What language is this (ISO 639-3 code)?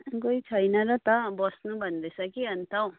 nep